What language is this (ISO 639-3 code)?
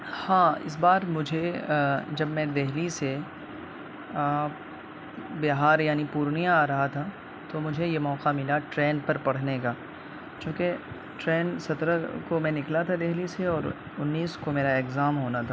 urd